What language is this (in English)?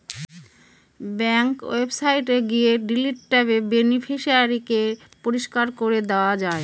Bangla